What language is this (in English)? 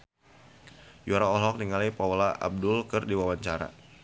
Sundanese